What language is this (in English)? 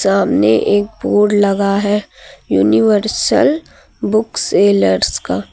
Hindi